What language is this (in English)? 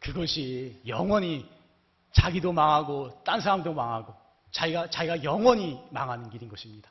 Korean